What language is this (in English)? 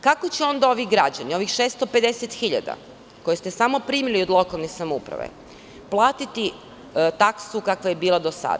Serbian